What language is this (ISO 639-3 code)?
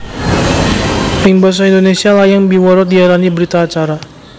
jav